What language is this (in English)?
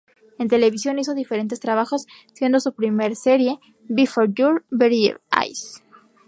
Spanish